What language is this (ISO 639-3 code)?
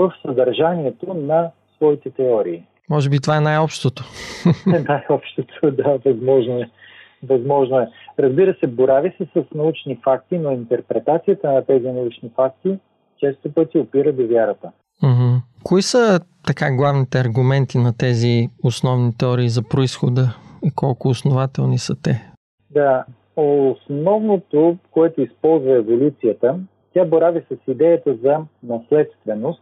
bul